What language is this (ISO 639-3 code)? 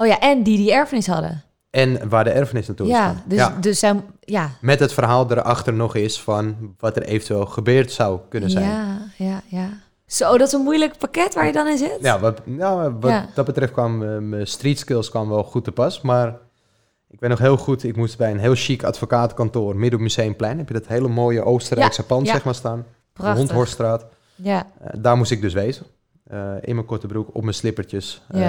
nld